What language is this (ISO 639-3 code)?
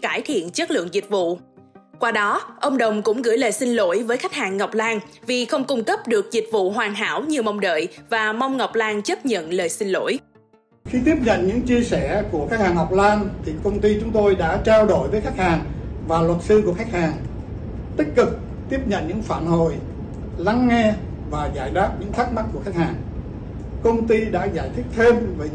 vie